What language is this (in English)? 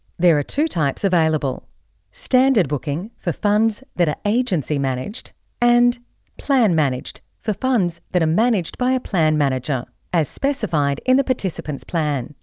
English